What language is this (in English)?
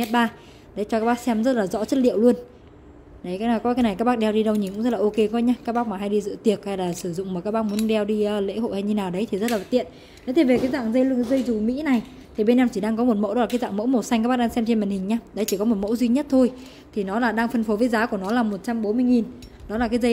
Vietnamese